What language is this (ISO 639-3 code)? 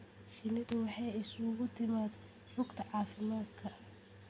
som